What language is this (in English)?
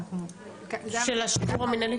Hebrew